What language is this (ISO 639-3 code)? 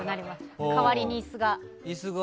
jpn